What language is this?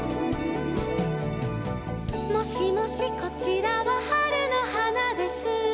Japanese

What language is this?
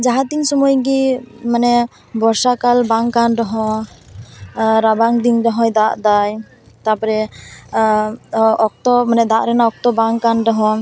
Santali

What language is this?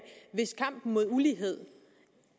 Danish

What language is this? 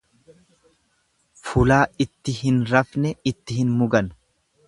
Oromo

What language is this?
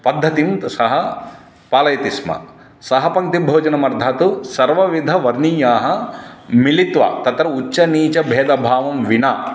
Sanskrit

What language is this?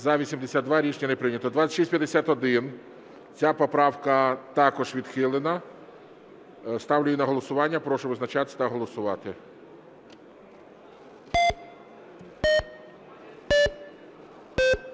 Ukrainian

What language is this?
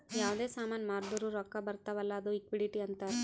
Kannada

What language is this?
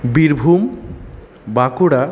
Bangla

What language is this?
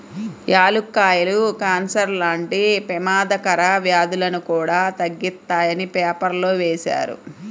Telugu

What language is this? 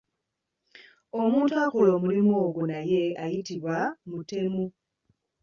Ganda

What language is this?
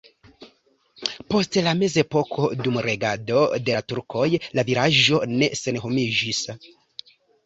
Esperanto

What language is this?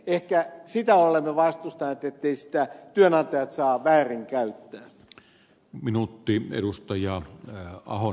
Finnish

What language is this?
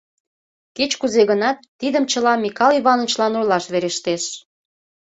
Mari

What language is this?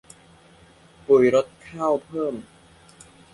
Thai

